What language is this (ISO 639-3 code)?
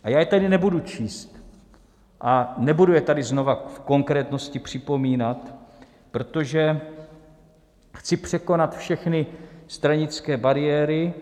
ces